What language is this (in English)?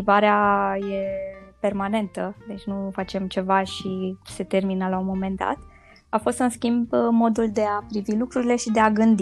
Romanian